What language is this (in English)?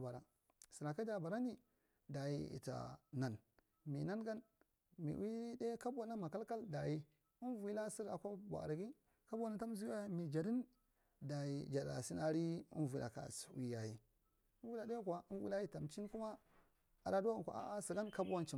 Marghi Central